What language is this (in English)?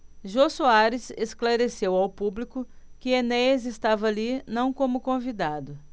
Portuguese